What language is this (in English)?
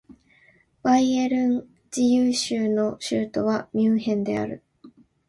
Japanese